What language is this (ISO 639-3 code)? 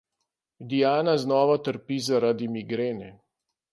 slv